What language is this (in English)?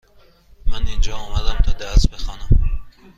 Persian